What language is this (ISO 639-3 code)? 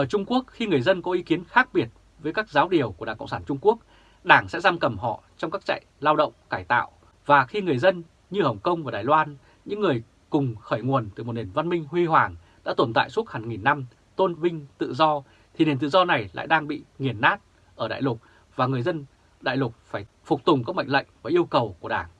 vie